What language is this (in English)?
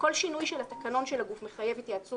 Hebrew